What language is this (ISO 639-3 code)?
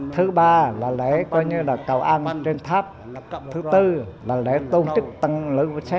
vie